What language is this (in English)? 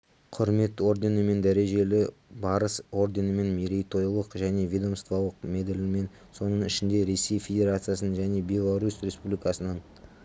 Kazakh